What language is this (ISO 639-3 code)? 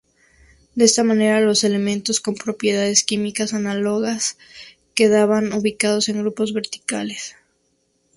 spa